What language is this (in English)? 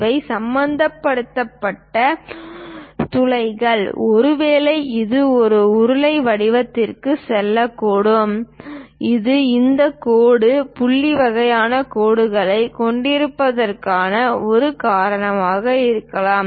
Tamil